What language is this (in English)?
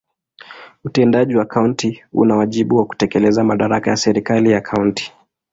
Swahili